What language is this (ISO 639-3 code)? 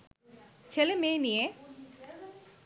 ben